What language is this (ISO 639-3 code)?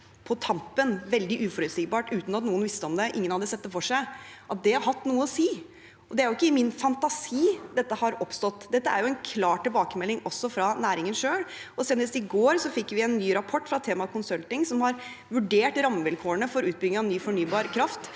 nor